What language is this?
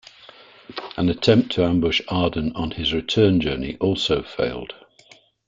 English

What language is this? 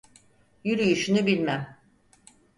Turkish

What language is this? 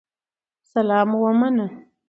Pashto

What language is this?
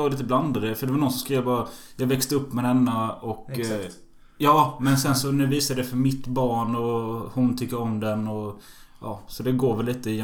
Swedish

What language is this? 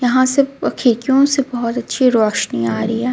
Hindi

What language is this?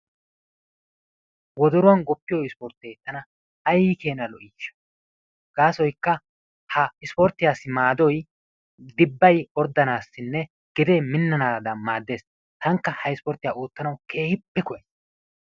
Wolaytta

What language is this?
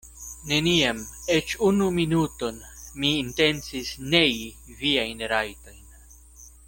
Esperanto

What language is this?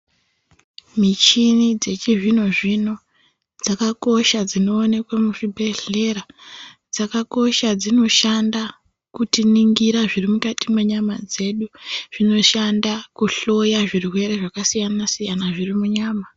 Ndau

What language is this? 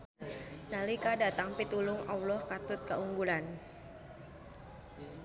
Sundanese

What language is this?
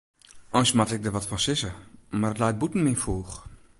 Western Frisian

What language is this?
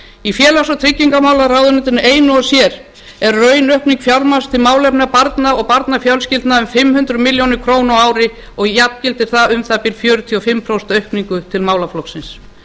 Icelandic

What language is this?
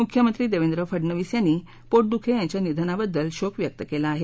Marathi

